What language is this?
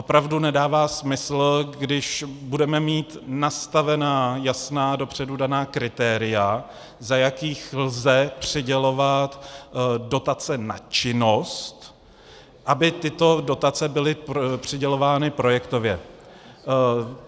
Czech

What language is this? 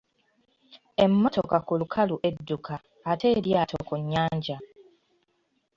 Ganda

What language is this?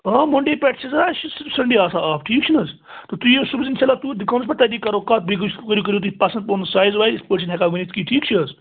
Kashmiri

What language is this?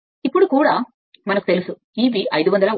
Telugu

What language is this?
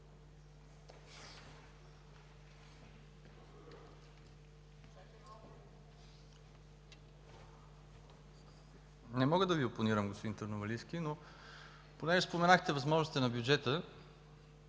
Bulgarian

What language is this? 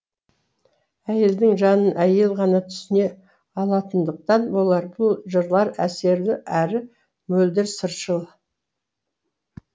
Kazakh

